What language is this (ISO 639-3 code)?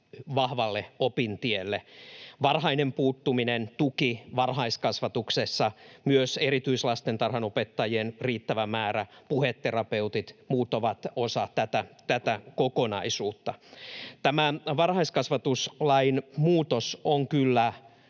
fin